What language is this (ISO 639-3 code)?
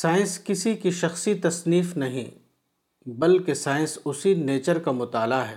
urd